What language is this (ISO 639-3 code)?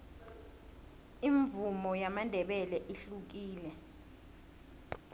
nbl